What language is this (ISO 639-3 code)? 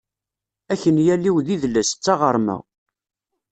kab